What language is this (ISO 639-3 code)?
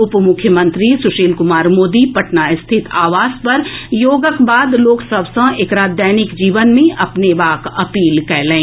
mai